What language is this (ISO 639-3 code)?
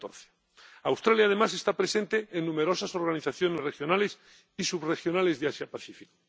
spa